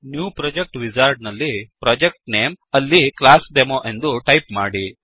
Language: Kannada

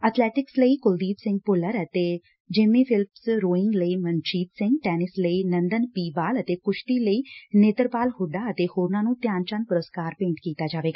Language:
Punjabi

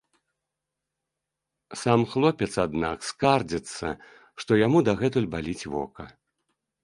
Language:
Belarusian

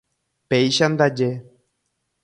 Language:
Guarani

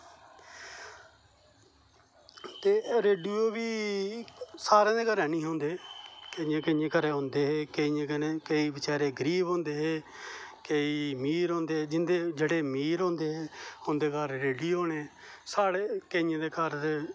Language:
Dogri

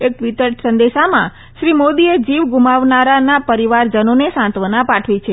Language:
Gujarati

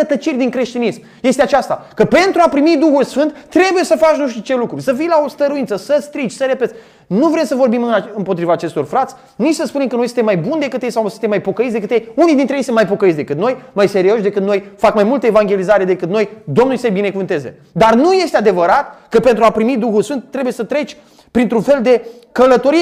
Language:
Romanian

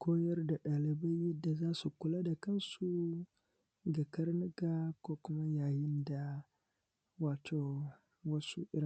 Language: Hausa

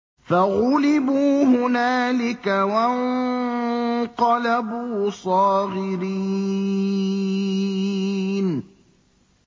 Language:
Arabic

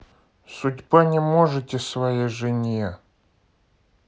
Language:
Russian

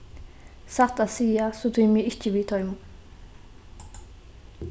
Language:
Faroese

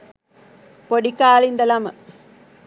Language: Sinhala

